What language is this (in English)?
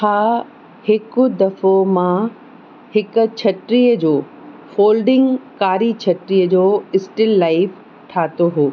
Sindhi